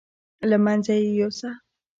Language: Pashto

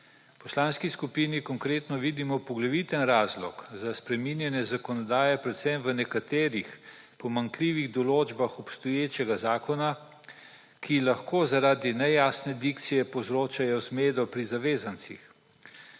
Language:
Slovenian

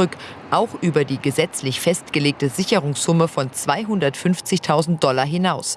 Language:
German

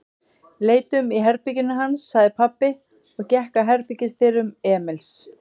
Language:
Icelandic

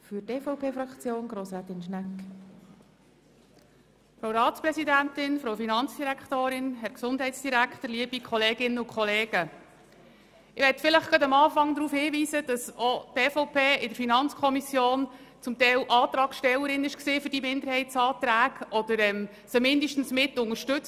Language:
Swiss German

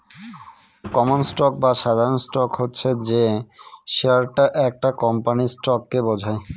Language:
Bangla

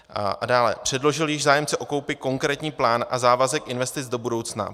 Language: Czech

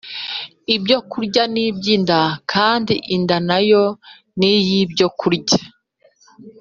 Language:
Kinyarwanda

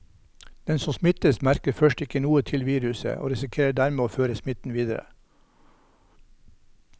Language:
Norwegian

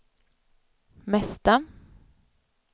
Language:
Swedish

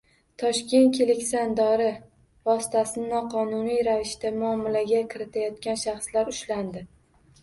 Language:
Uzbek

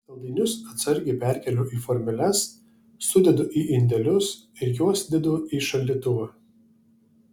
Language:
Lithuanian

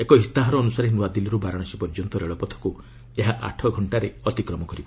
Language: Odia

